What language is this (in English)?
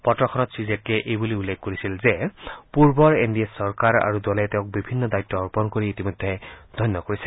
Assamese